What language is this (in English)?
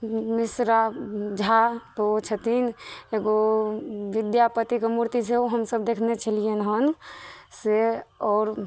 Maithili